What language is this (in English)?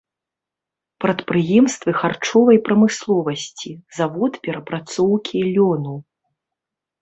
Belarusian